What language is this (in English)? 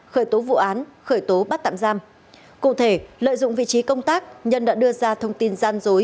Vietnamese